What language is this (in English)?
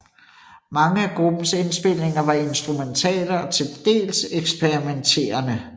Danish